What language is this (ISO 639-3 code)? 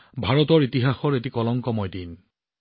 asm